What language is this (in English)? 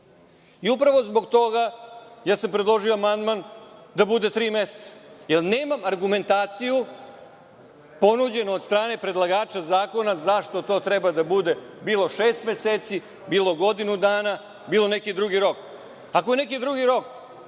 Serbian